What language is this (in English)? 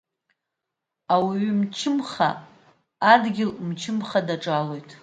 Abkhazian